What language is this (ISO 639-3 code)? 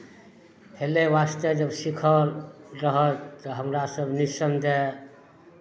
mai